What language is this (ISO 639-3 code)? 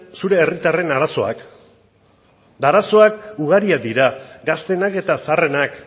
eus